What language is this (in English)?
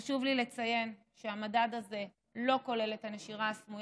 Hebrew